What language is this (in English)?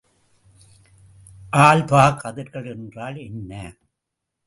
Tamil